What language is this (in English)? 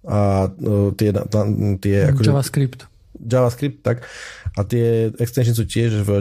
Slovak